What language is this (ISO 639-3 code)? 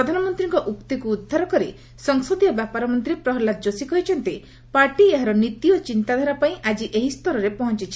ori